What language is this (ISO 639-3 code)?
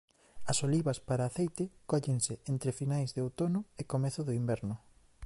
glg